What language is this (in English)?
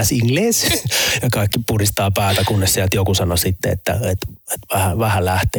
Finnish